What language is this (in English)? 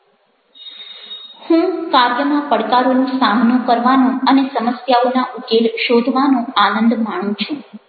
Gujarati